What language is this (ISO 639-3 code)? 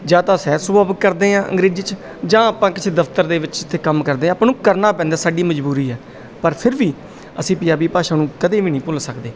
pan